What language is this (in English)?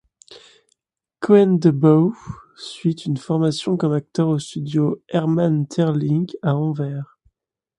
French